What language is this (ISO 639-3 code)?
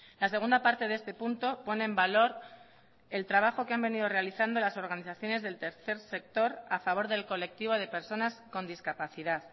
spa